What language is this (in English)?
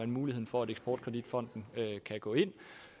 Danish